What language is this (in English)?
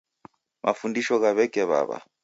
Taita